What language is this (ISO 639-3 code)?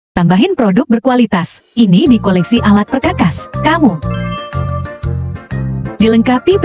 ind